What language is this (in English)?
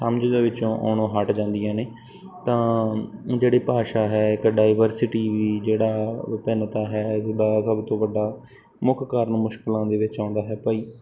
Punjabi